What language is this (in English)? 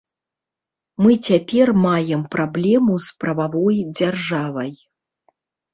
Belarusian